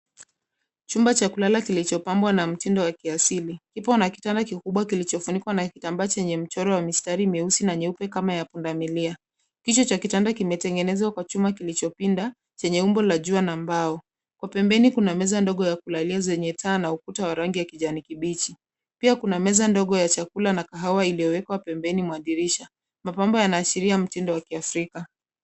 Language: Swahili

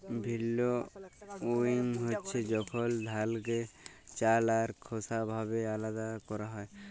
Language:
Bangla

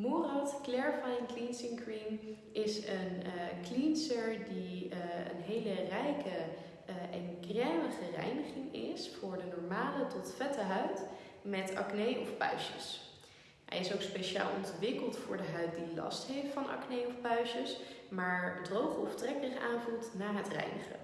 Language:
Dutch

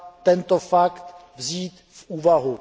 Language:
Czech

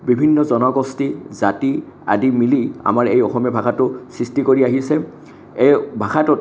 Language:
Assamese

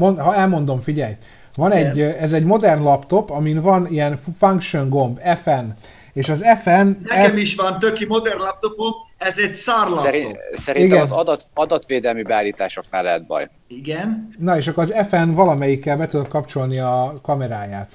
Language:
Hungarian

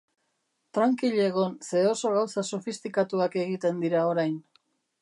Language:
Basque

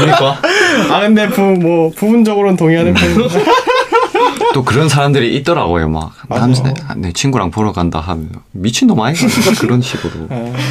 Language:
Korean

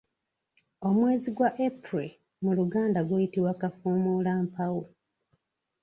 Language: Ganda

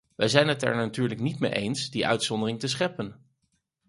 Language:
Dutch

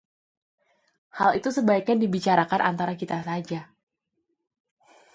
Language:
Indonesian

